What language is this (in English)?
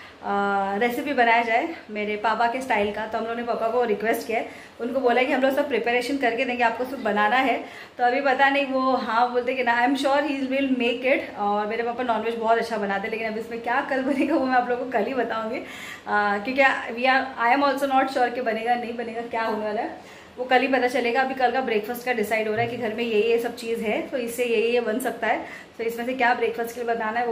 Hindi